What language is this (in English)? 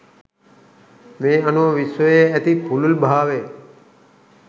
Sinhala